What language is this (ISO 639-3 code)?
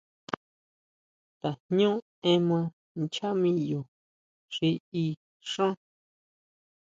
mau